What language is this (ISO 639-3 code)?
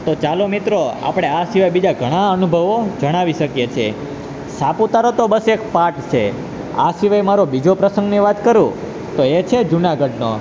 guj